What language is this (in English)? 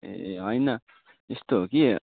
Nepali